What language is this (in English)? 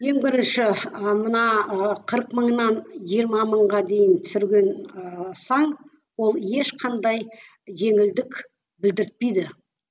Kazakh